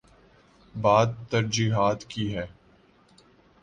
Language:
Urdu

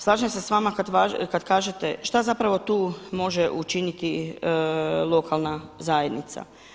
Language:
Croatian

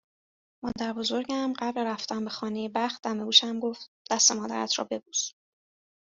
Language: Persian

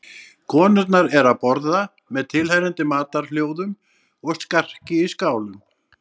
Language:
Icelandic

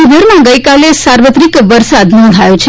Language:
Gujarati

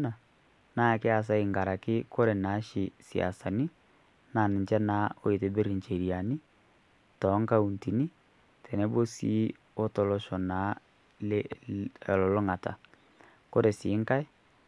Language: Masai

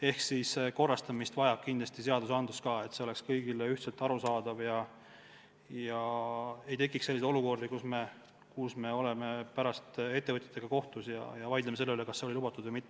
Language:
Estonian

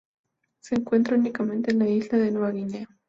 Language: Spanish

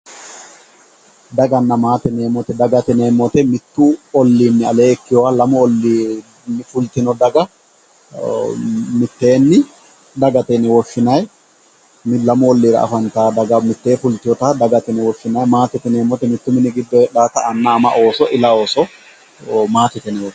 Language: Sidamo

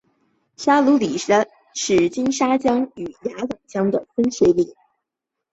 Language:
Chinese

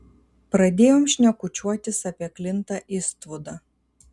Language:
Lithuanian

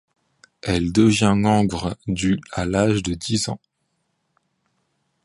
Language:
French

